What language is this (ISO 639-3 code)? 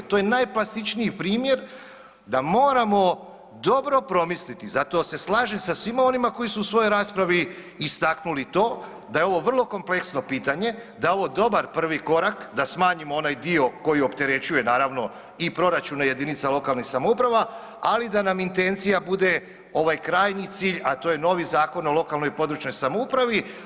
hrv